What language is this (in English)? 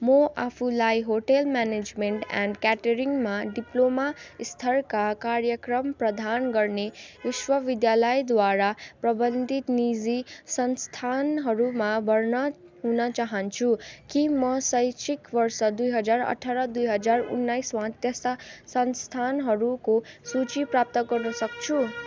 Nepali